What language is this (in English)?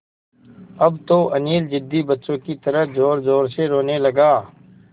Hindi